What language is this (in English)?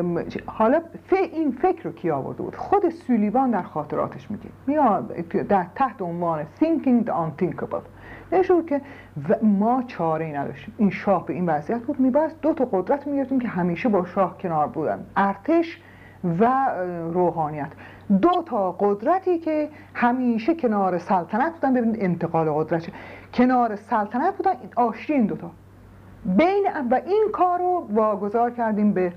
Persian